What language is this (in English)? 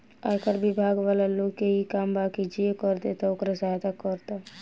Bhojpuri